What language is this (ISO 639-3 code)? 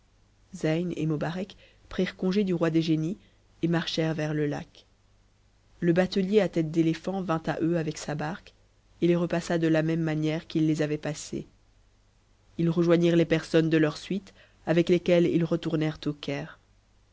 fra